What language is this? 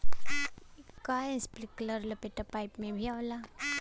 Bhojpuri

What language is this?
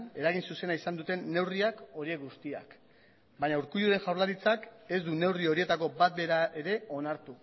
Basque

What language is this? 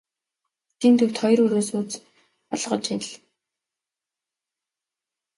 Mongolian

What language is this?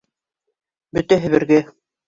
Bashkir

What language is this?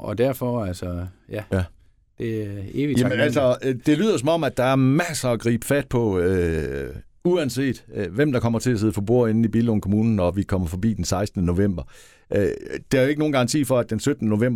Danish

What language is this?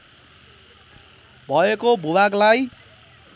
Nepali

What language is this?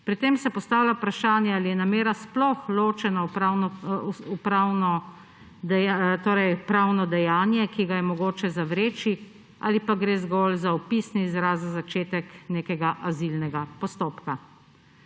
Slovenian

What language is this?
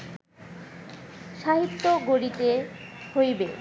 Bangla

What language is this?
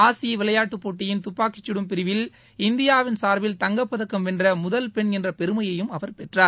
Tamil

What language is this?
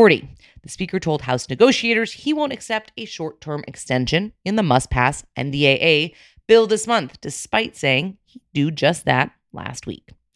English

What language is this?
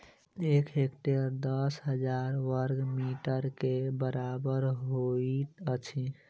Maithili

